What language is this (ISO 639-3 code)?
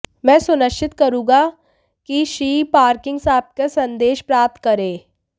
hin